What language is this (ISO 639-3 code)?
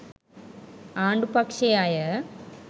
sin